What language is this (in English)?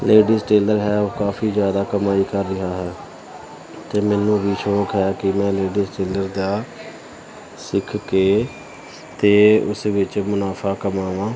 Punjabi